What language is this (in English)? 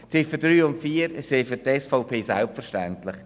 Swiss German